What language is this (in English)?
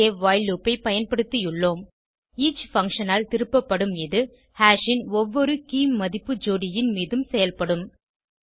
Tamil